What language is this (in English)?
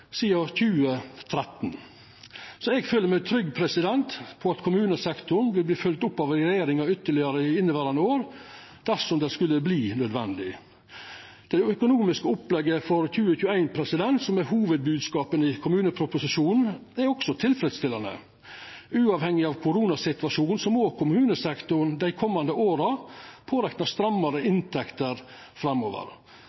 Norwegian Nynorsk